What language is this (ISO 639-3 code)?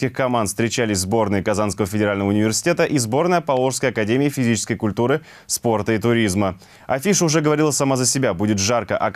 rus